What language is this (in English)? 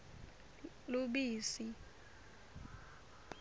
Swati